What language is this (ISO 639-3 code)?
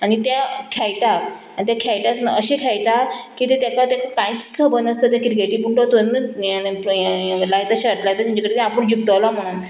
kok